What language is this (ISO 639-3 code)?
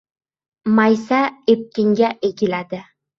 uzb